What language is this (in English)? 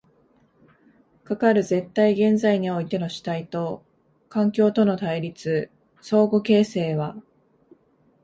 Japanese